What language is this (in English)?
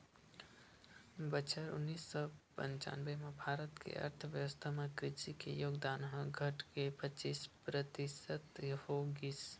Chhattisgarhi